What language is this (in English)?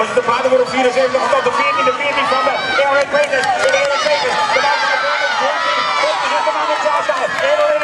Dutch